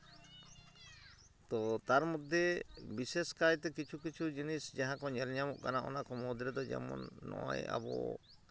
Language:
Santali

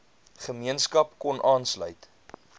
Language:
Afrikaans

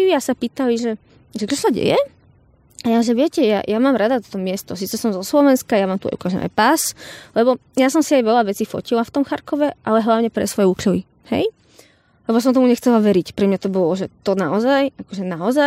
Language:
Slovak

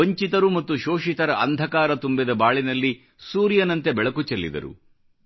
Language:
Kannada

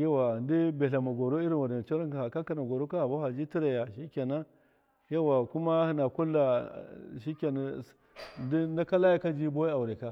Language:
Miya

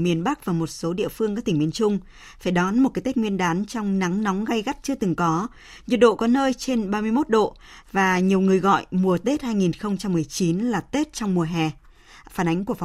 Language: Vietnamese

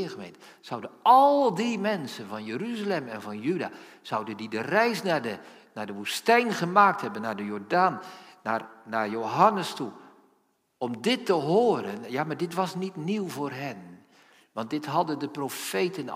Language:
Dutch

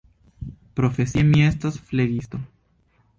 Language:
Esperanto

